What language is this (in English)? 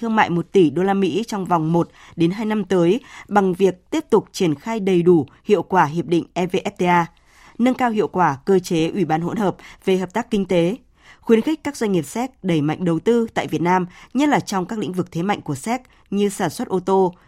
Vietnamese